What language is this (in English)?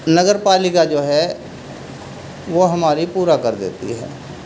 Urdu